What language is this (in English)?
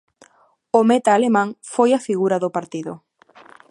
Galician